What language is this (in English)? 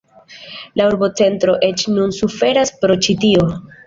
Esperanto